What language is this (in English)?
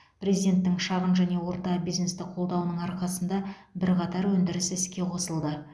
Kazakh